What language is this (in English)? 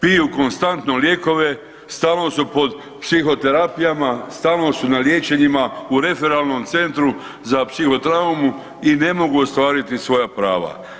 Croatian